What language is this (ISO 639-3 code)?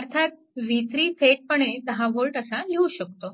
mar